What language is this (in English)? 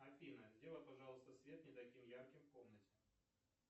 Russian